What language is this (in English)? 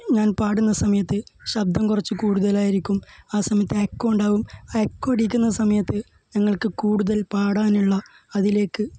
Malayalam